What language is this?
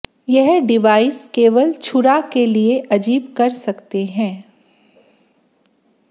Hindi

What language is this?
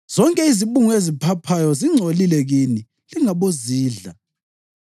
North Ndebele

